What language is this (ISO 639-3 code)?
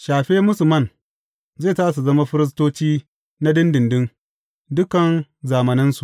hau